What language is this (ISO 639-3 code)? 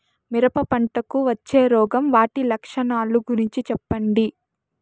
tel